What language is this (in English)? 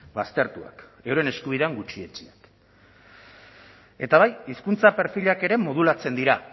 Basque